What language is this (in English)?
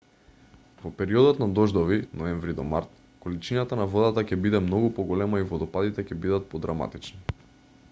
Macedonian